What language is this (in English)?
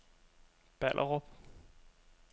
Danish